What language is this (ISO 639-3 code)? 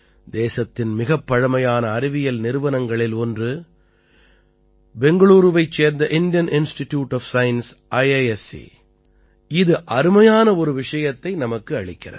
tam